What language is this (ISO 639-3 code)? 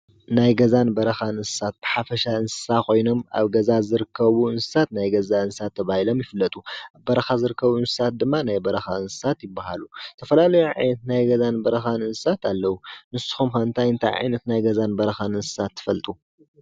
tir